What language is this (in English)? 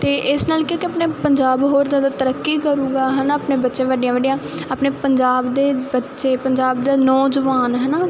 Punjabi